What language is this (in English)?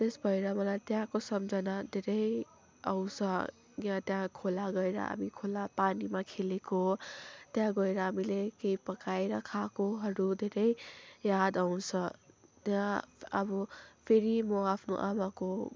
Nepali